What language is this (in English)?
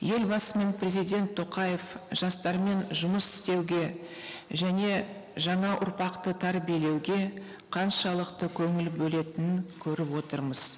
Kazakh